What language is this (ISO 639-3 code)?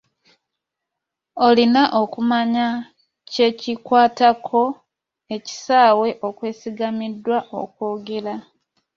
lug